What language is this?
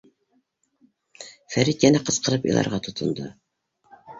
Bashkir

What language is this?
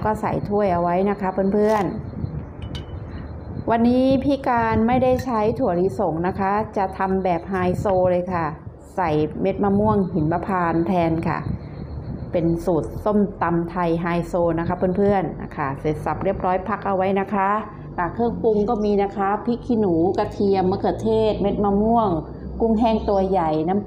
Thai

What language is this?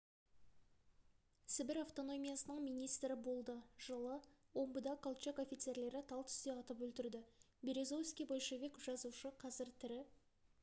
Kazakh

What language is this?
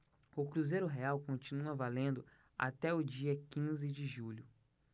Portuguese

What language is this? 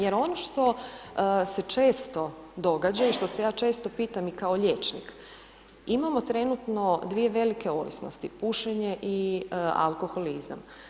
Croatian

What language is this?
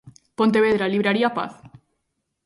Galician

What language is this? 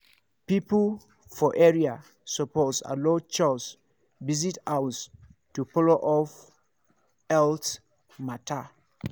Nigerian Pidgin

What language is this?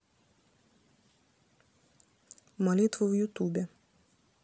Russian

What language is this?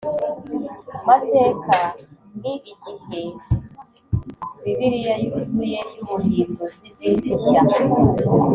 Kinyarwanda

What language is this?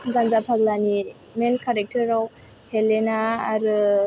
Bodo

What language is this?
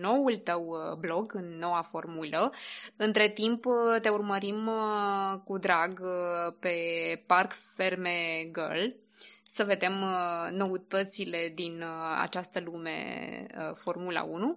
Romanian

